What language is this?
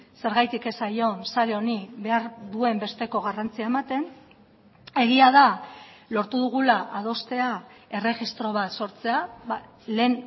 Basque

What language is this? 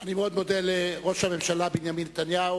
Hebrew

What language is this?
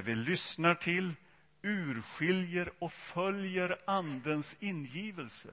Swedish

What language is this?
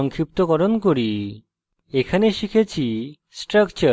Bangla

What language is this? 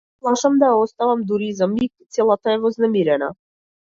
Macedonian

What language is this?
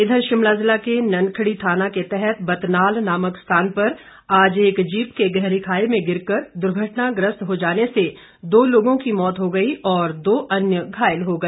Hindi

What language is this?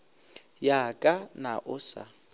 Northern Sotho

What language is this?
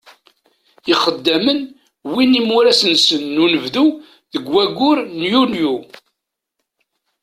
Kabyle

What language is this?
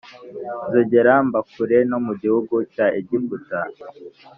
Kinyarwanda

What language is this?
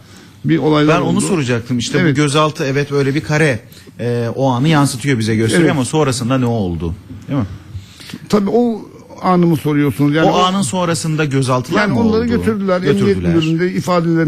Turkish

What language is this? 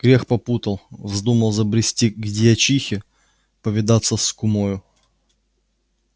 Russian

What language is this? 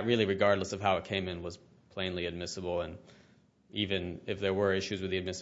English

